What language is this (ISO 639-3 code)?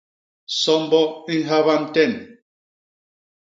bas